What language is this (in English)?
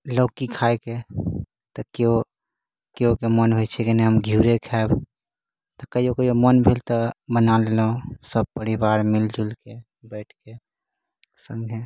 Maithili